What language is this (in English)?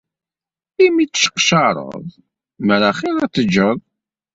Kabyle